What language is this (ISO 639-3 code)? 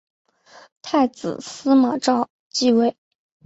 zho